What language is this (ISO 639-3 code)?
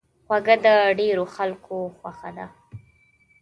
pus